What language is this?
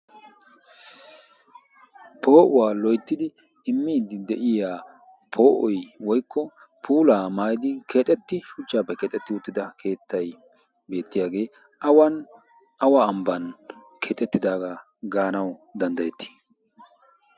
Wolaytta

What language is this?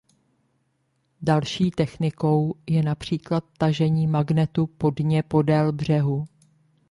Czech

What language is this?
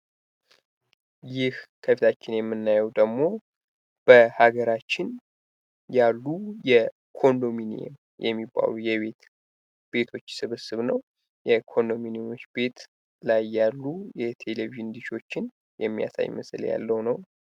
Amharic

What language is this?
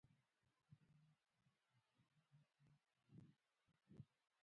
Pashto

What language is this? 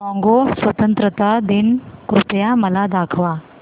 Marathi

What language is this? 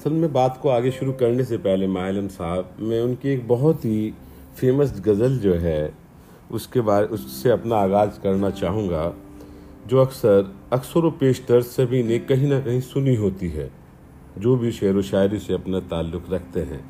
Urdu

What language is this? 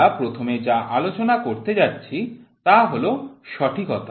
Bangla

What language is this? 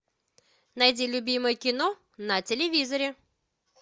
Russian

